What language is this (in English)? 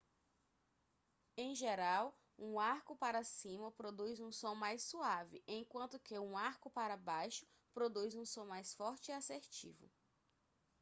Portuguese